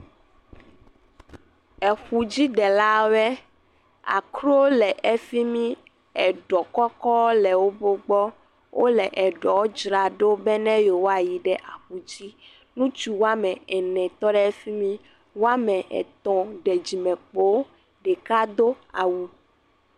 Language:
Ewe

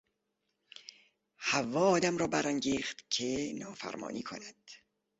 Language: Persian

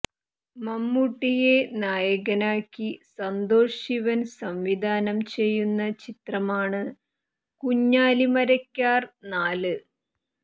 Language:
Malayalam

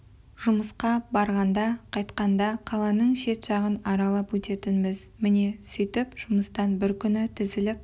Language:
Kazakh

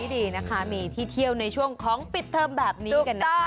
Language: Thai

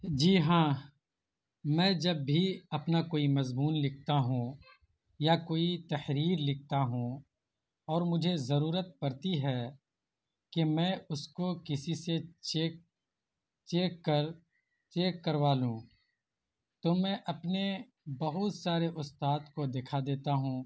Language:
Urdu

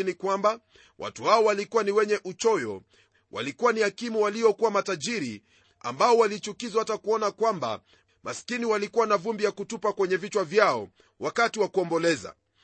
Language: Swahili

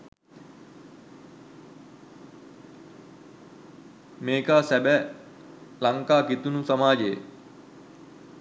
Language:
Sinhala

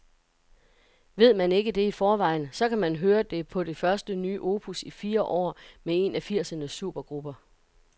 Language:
Danish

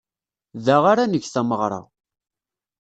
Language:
Kabyle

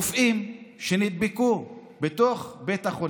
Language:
Hebrew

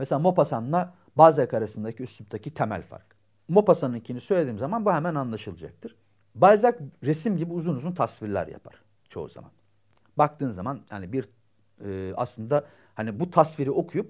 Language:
Turkish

